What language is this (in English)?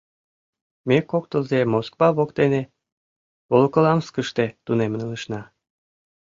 Mari